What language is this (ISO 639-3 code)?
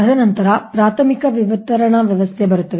kan